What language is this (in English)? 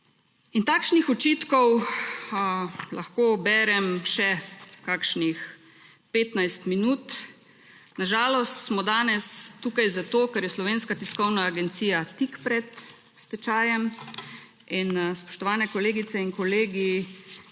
Slovenian